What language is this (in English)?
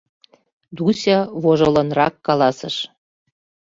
Mari